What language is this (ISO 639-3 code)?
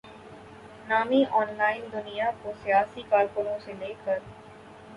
urd